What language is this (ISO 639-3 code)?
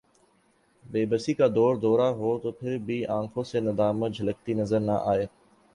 urd